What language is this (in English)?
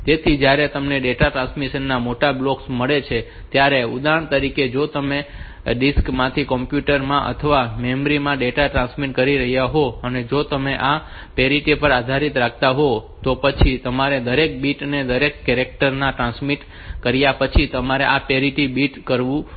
Gujarati